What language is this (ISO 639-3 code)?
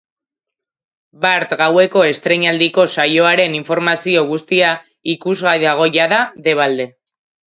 eus